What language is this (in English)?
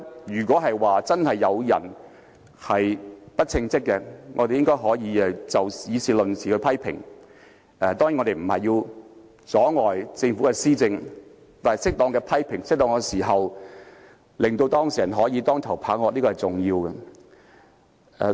Cantonese